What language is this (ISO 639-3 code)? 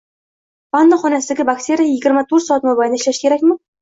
uzb